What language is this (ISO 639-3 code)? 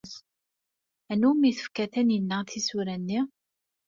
kab